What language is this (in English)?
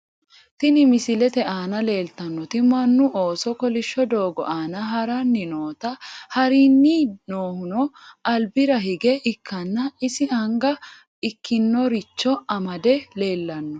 Sidamo